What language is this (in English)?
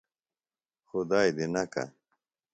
Phalura